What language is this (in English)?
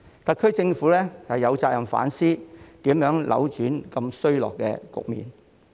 Cantonese